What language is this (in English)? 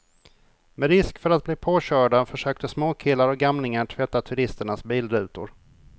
Swedish